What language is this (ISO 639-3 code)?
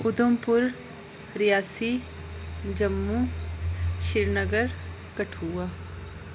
doi